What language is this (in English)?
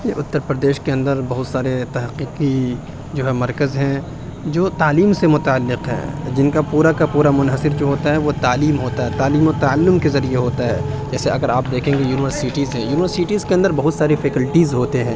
Urdu